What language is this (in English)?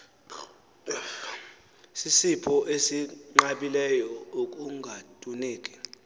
Xhosa